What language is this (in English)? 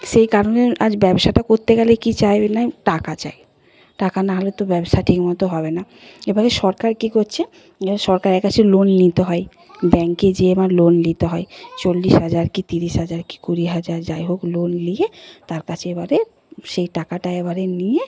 Bangla